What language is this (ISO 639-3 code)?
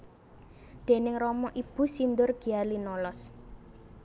jav